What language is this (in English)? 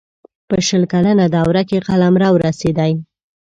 Pashto